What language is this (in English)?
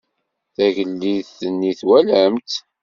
Kabyle